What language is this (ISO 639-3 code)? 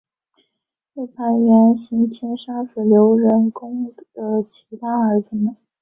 zho